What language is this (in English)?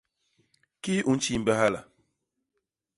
Basaa